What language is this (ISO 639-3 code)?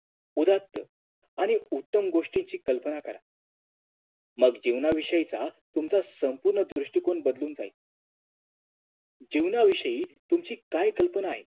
mar